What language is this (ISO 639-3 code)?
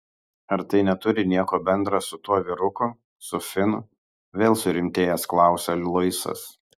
lit